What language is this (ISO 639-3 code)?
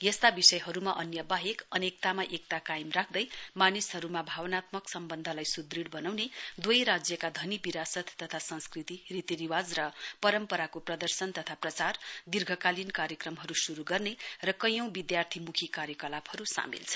nep